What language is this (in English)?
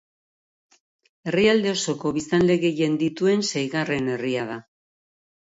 Basque